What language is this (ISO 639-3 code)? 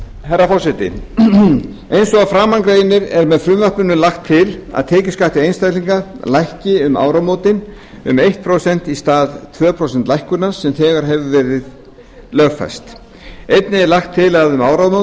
isl